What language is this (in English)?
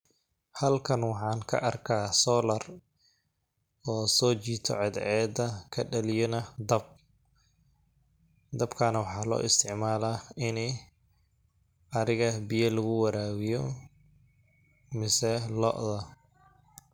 Somali